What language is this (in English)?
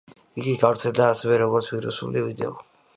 Georgian